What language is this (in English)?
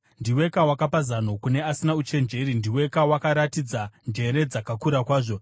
Shona